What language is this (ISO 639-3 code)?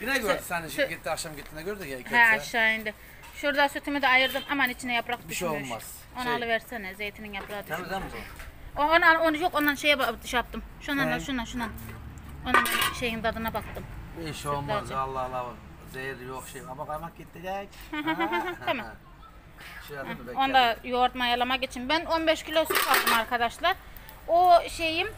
tur